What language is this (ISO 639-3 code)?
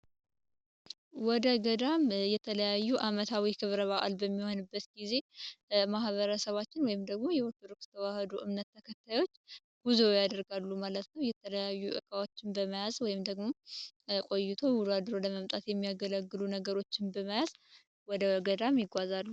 amh